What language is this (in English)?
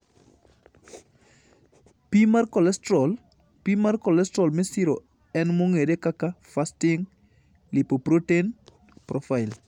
Luo (Kenya and Tanzania)